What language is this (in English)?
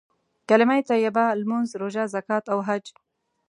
Pashto